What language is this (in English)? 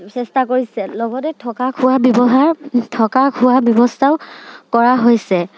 Assamese